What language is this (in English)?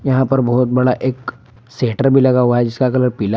Hindi